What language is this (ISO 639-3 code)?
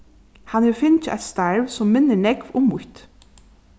fao